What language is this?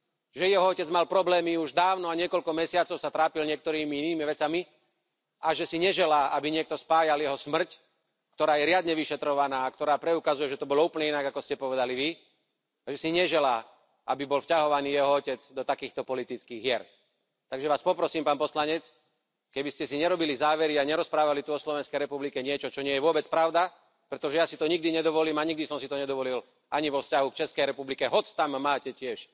Slovak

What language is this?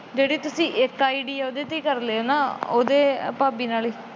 Punjabi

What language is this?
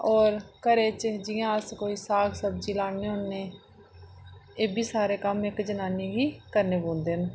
Dogri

